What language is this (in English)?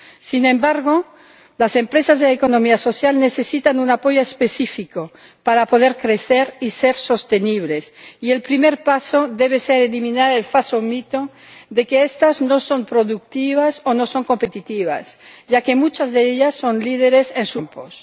Spanish